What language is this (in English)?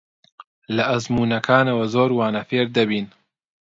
Central Kurdish